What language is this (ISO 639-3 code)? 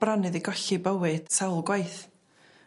cym